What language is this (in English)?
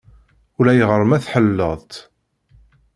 Kabyle